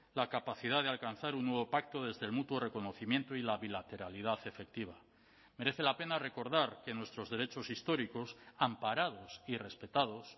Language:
Spanish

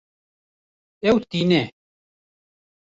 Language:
Kurdish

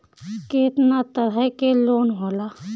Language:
Bhojpuri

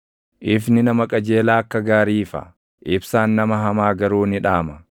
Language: Oromo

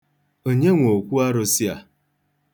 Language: Igbo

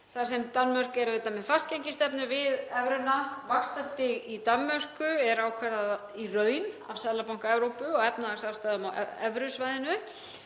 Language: Icelandic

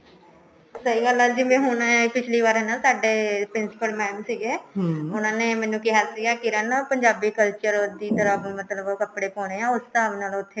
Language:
Punjabi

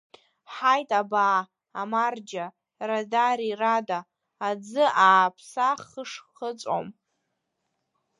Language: Abkhazian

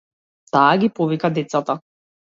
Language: Macedonian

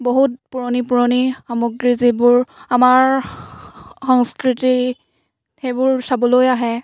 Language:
Assamese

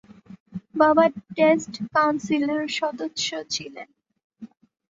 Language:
Bangla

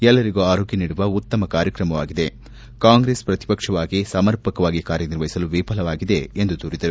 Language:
Kannada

